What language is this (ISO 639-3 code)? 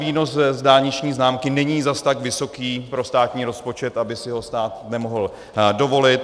ces